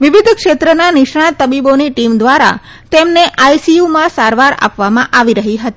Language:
Gujarati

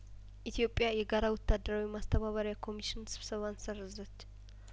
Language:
Amharic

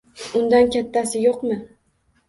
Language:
Uzbek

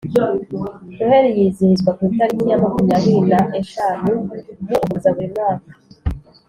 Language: Kinyarwanda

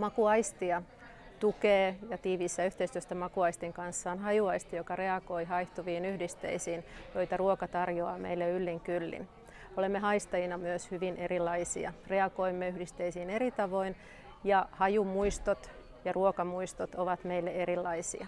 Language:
Finnish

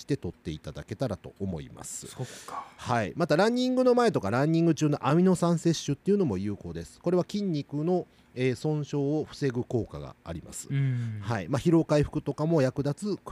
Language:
Japanese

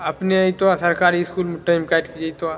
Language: Maithili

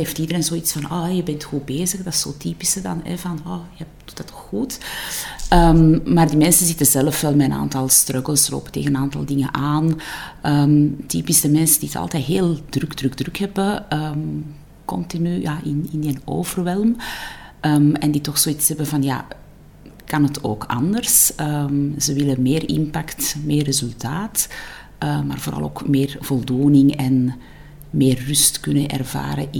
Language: Dutch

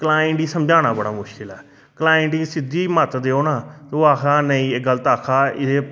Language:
Dogri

